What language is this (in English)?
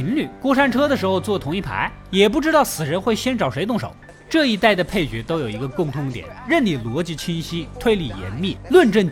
Chinese